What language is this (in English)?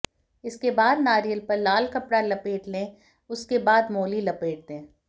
Hindi